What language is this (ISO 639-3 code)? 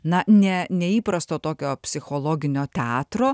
lit